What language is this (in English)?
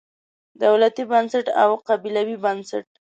Pashto